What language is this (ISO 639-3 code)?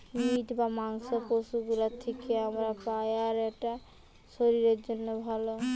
ben